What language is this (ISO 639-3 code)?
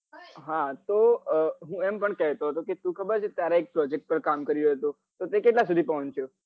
guj